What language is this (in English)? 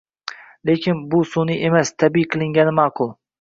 Uzbek